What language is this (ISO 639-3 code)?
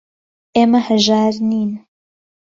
ckb